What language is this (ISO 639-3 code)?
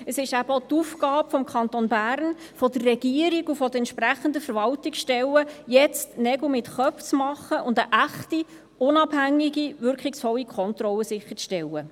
gsw